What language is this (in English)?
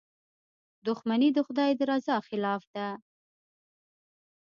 Pashto